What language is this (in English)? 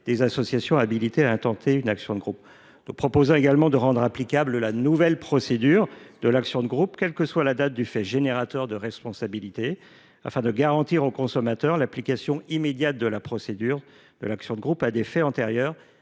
French